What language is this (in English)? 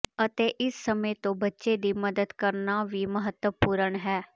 Punjabi